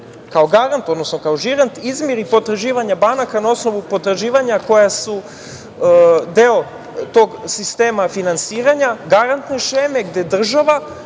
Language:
Serbian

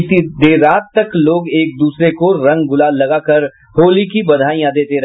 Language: Hindi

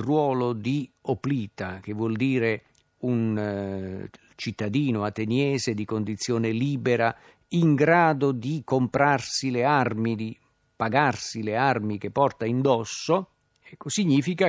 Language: Italian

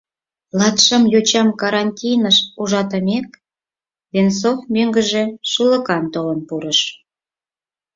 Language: Mari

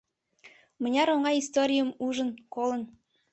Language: Mari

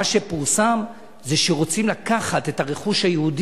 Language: Hebrew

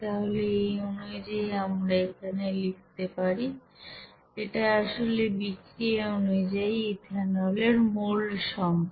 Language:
Bangla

